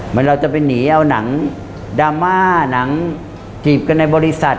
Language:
Thai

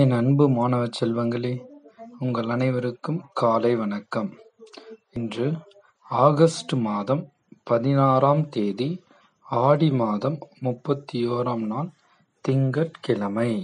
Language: Tamil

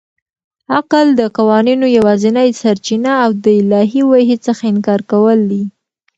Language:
Pashto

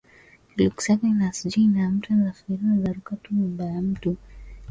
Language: Swahili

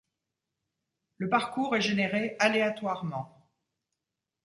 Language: French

